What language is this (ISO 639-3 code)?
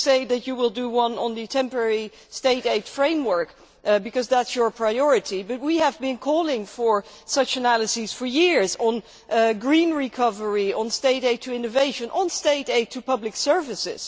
eng